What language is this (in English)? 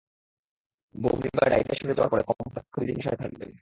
Bangla